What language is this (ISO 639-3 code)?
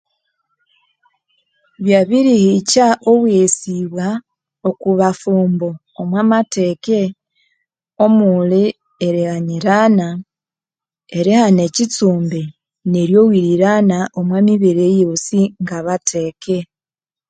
koo